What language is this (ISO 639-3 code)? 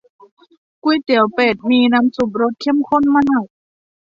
tha